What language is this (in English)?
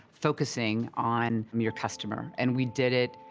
English